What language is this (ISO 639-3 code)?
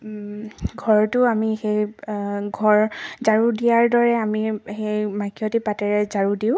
asm